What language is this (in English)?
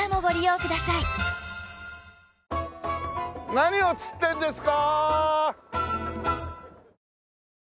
Japanese